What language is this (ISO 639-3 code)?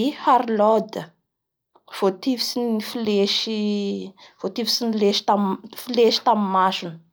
bhr